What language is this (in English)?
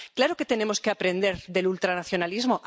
Spanish